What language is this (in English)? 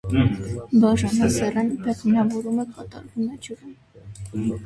Armenian